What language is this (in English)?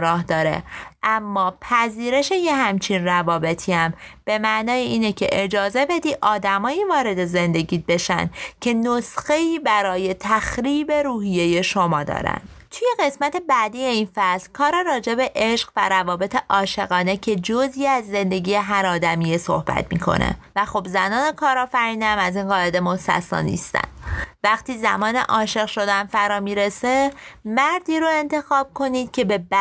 Persian